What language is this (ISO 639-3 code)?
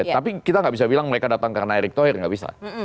ind